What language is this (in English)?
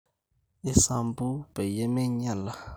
Masai